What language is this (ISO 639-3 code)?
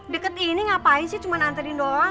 ind